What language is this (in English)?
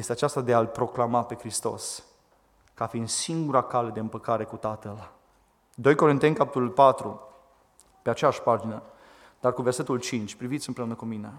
Romanian